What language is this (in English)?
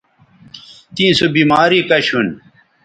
Bateri